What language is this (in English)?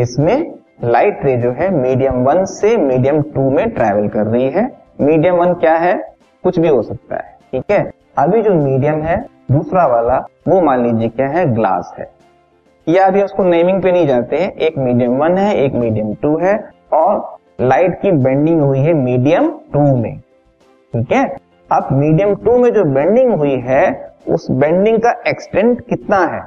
Hindi